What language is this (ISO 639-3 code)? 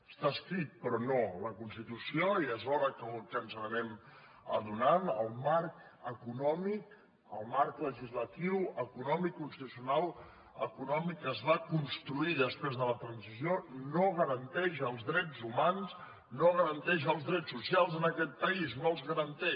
cat